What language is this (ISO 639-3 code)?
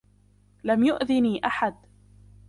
ara